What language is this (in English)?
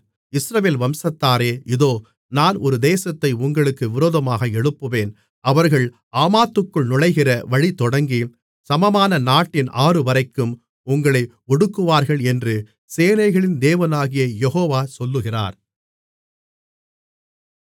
Tamil